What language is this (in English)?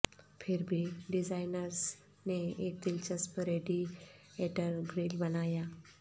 Urdu